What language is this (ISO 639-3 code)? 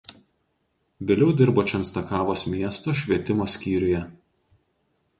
lit